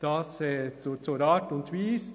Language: Swiss German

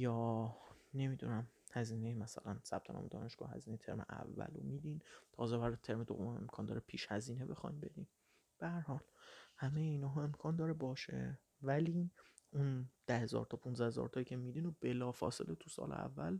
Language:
Persian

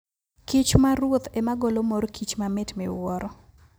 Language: Luo (Kenya and Tanzania)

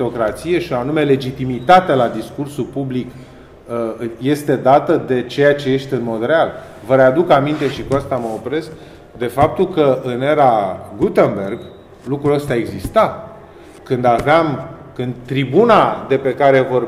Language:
Romanian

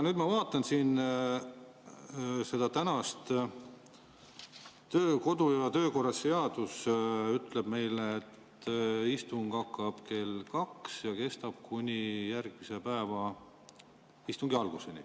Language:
Estonian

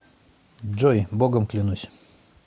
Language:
Russian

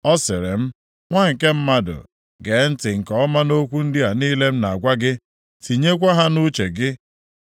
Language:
Igbo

